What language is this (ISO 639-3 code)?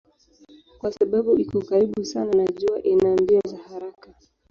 swa